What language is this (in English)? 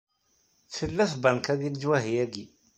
Kabyle